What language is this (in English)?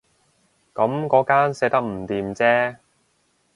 Cantonese